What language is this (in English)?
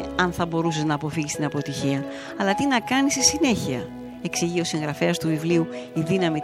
Greek